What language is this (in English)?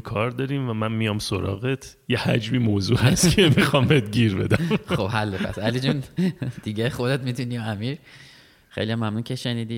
Persian